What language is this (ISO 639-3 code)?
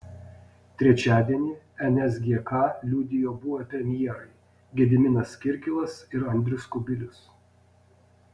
lit